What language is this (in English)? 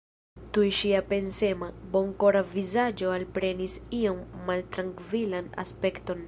Esperanto